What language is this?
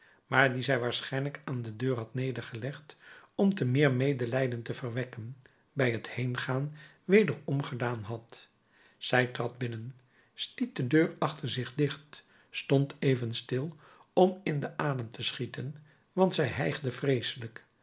Dutch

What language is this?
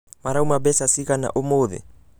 Kikuyu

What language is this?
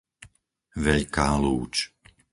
Slovak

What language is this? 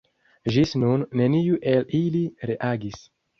Esperanto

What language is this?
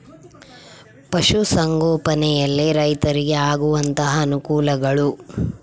Kannada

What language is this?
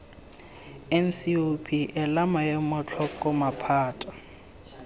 Tswana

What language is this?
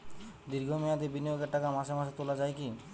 Bangla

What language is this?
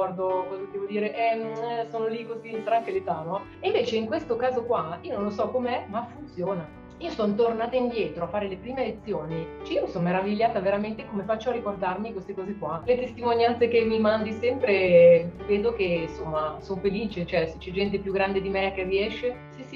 Italian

